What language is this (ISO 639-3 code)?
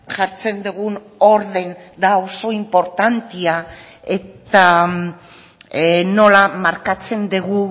eus